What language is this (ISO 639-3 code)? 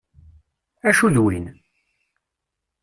kab